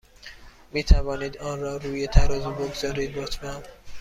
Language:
Persian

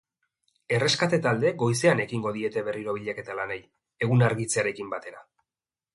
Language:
Basque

